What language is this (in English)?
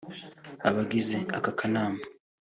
Kinyarwanda